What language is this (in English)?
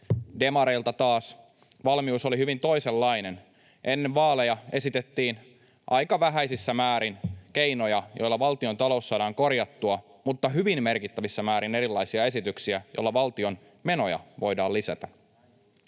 Finnish